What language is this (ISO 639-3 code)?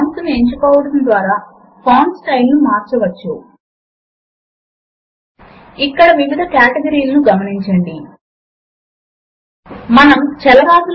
tel